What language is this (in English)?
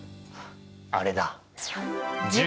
Japanese